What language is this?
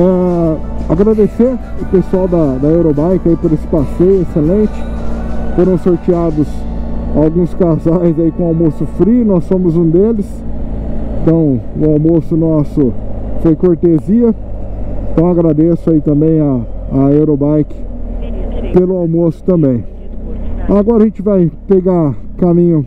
Portuguese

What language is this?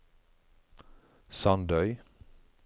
Norwegian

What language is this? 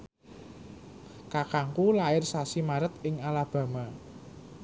Javanese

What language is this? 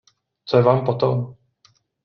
Czech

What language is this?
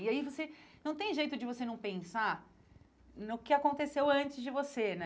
Portuguese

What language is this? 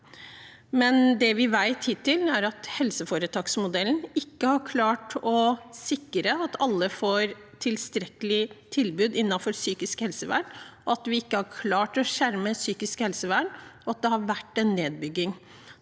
Norwegian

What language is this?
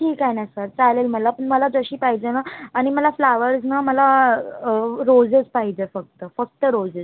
Marathi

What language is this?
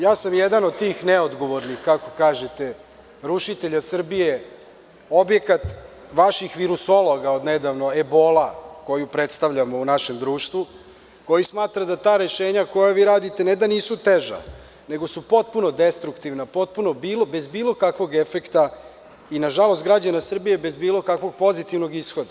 Serbian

